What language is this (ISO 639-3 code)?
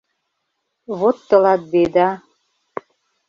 chm